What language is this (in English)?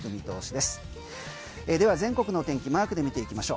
Japanese